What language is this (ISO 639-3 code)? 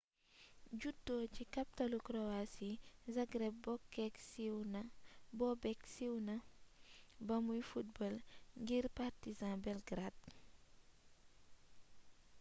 wol